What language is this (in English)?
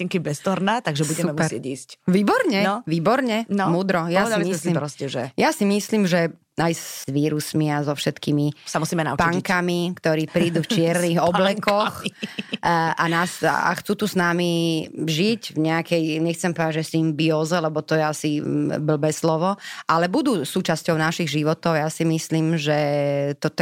Slovak